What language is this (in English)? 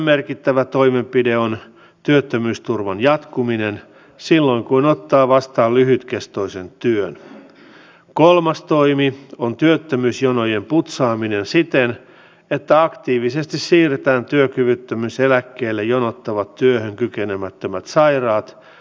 Finnish